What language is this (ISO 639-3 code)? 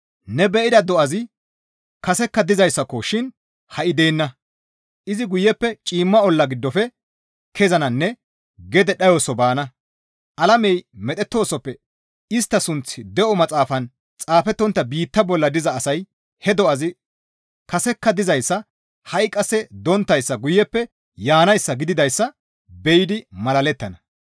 gmv